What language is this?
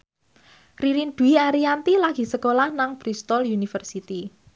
Javanese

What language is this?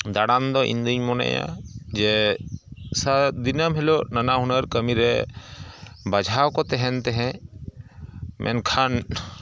Santali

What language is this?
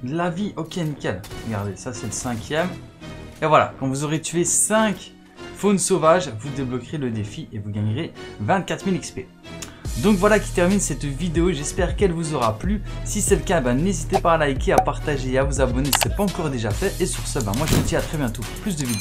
French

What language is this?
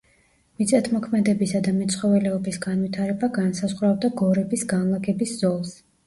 Georgian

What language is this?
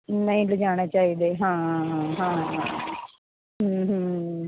Punjabi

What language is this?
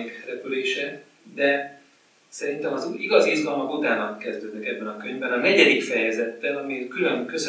Hungarian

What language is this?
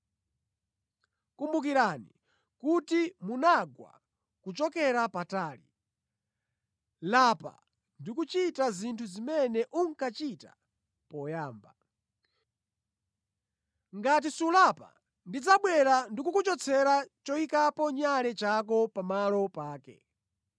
Nyanja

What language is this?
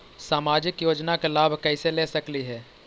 Magahi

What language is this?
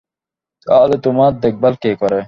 Bangla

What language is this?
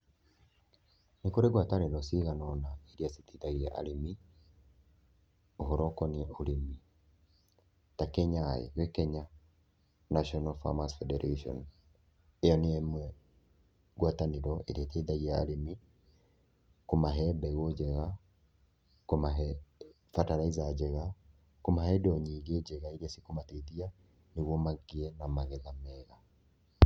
Kikuyu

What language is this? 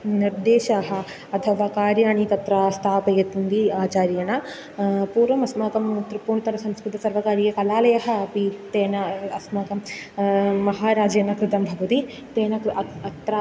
Sanskrit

